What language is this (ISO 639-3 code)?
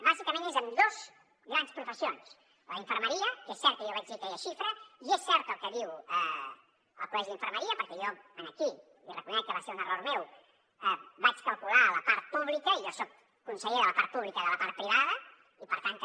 cat